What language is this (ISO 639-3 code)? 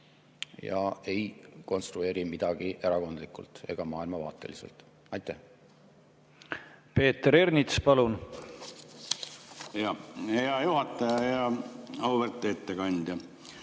est